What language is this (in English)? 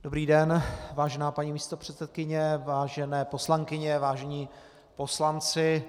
Czech